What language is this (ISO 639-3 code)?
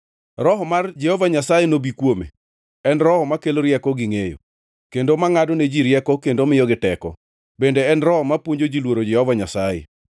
luo